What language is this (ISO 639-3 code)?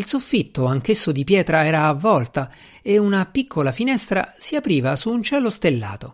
ita